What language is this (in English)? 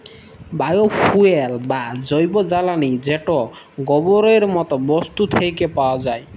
Bangla